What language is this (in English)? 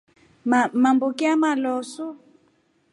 Rombo